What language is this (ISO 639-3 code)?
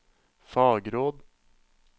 nor